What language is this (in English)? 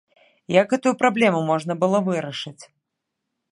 Belarusian